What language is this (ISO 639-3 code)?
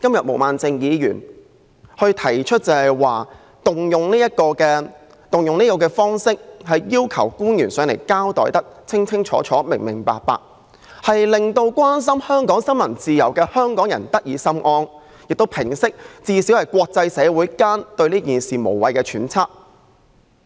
yue